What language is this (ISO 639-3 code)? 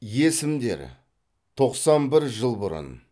kaz